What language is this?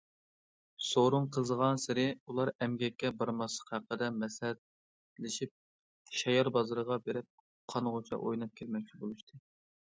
Uyghur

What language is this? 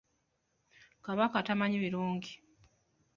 Ganda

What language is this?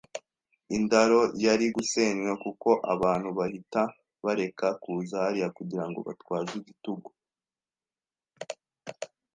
Kinyarwanda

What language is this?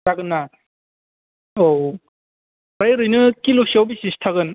Bodo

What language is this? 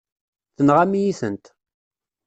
Kabyle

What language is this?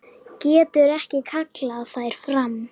Icelandic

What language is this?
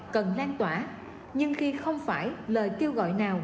Vietnamese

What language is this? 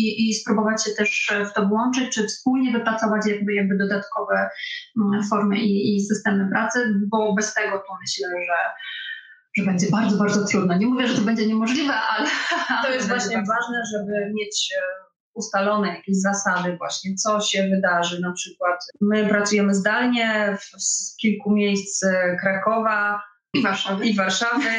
Polish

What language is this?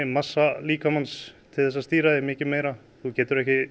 Icelandic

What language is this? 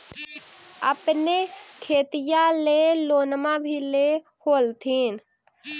Magahi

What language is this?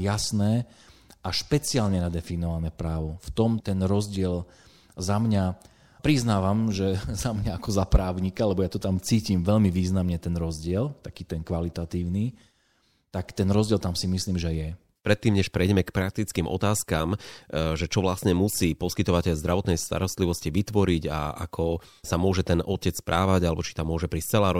Slovak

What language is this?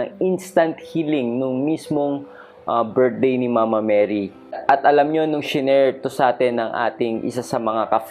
Filipino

